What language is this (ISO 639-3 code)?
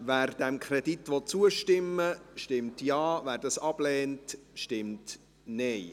gsw